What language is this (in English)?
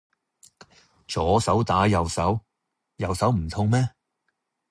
Cantonese